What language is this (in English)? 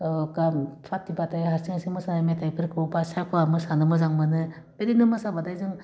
Bodo